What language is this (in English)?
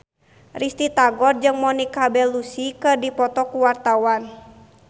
Sundanese